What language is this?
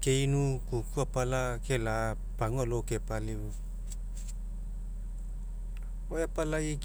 Mekeo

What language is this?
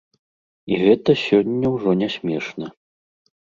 Belarusian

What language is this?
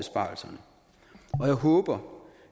Danish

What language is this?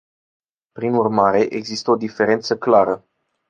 Romanian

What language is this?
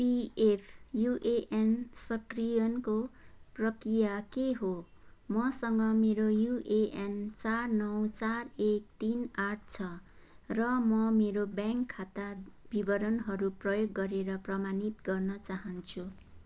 Nepali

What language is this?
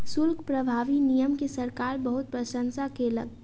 Maithili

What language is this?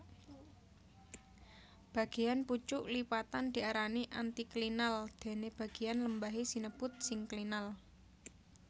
Javanese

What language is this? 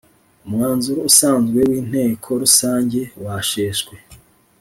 Kinyarwanda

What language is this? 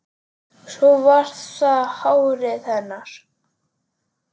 Icelandic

